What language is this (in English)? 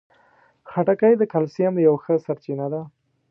Pashto